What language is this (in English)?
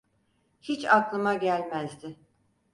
Turkish